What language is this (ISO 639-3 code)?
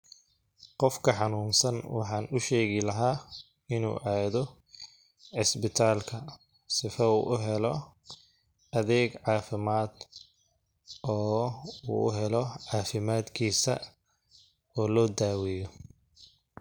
som